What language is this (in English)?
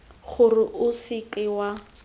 Tswana